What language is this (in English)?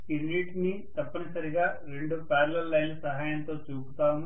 Telugu